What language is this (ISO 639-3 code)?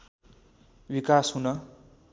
nep